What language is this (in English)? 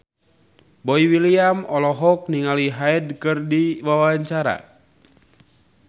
Sundanese